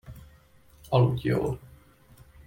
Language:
Hungarian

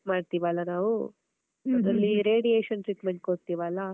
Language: Kannada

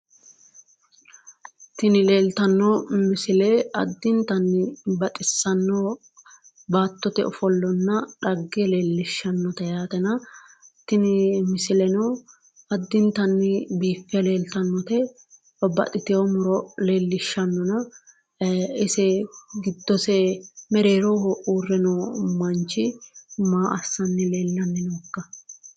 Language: Sidamo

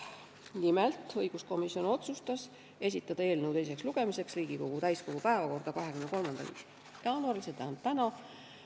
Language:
Estonian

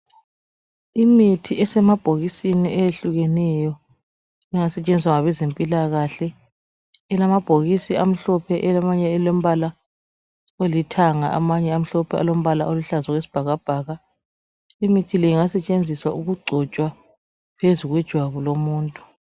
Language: North Ndebele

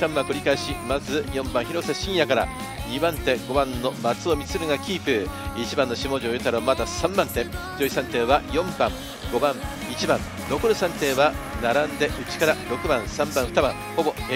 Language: Japanese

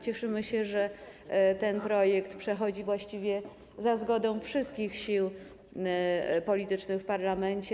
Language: Polish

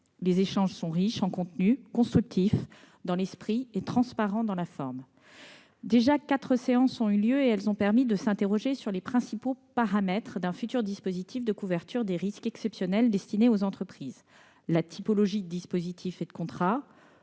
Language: French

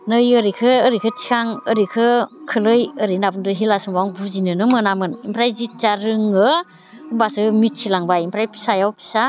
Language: Bodo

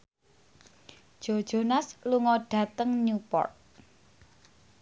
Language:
Javanese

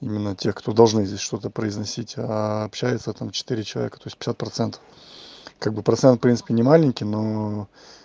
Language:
Russian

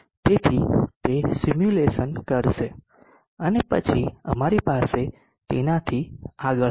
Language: Gujarati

